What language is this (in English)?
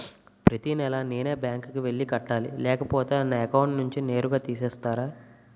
Telugu